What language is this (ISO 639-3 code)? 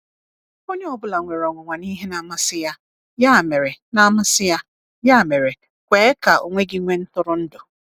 ibo